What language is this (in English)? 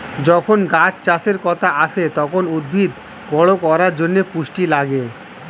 Bangla